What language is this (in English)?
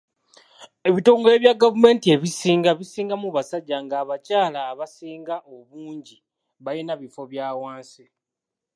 Ganda